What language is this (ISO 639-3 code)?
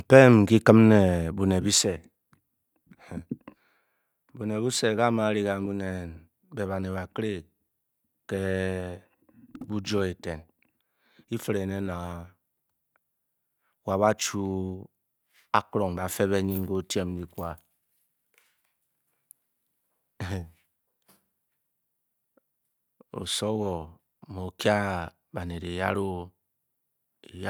bky